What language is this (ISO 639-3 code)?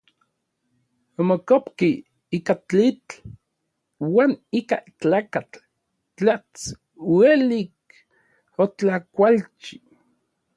nlv